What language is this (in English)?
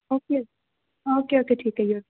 Punjabi